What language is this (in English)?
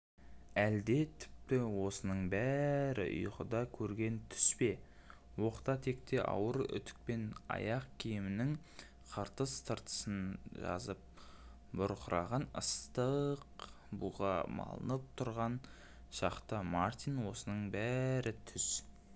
Kazakh